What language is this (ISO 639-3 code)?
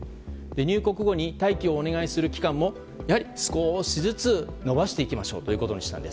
jpn